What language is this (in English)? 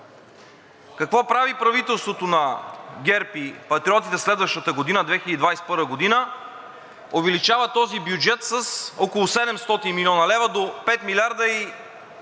Bulgarian